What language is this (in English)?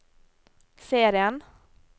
Norwegian